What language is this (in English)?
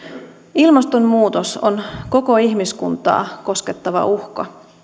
Finnish